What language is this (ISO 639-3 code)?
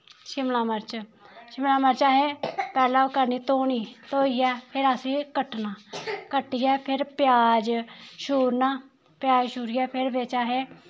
doi